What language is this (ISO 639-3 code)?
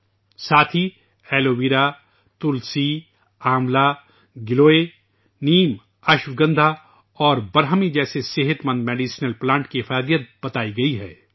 urd